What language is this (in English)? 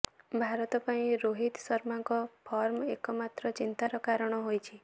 Odia